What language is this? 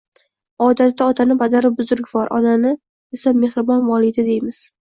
Uzbek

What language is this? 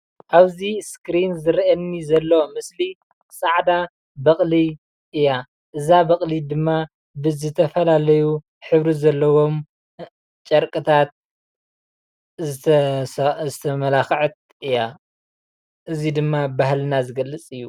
Tigrinya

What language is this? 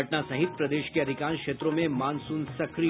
Hindi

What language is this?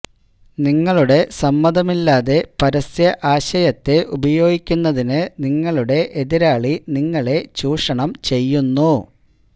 Malayalam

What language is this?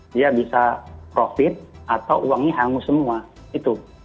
Indonesian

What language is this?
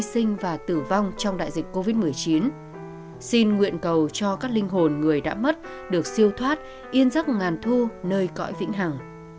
Vietnamese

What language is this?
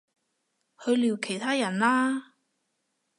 Cantonese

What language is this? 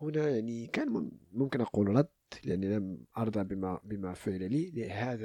Arabic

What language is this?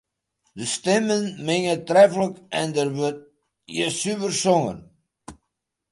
Western Frisian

